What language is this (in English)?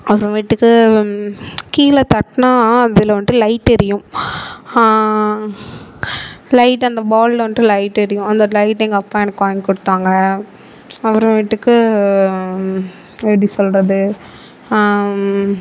Tamil